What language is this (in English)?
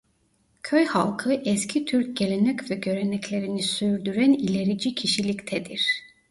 Turkish